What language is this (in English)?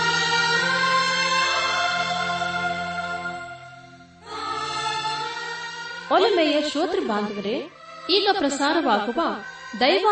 Kannada